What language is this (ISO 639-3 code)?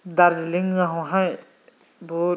brx